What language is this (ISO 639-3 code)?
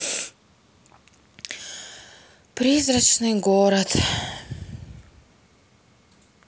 rus